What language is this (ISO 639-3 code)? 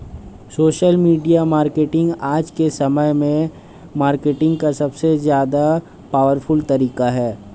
hin